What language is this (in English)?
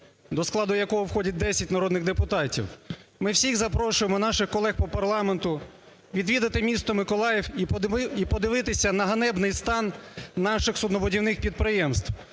Ukrainian